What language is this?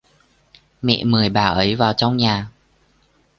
Vietnamese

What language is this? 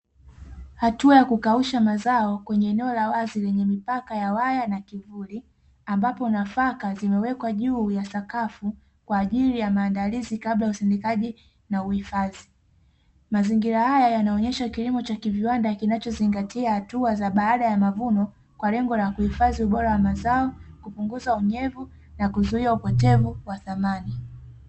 Swahili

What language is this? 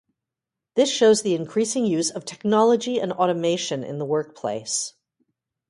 English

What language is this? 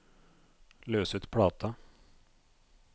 Norwegian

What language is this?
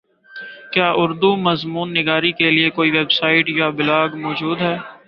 Urdu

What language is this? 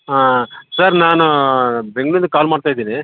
Kannada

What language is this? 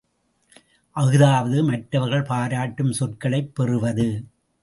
Tamil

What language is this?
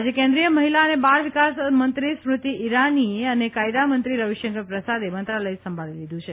Gujarati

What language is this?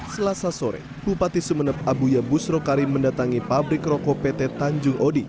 Indonesian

